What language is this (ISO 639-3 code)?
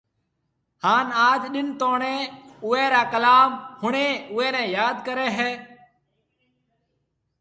mve